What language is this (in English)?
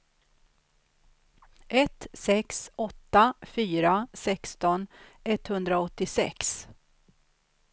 Swedish